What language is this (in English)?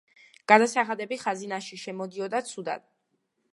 Georgian